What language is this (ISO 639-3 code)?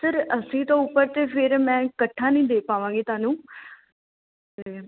pan